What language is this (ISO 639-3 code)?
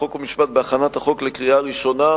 heb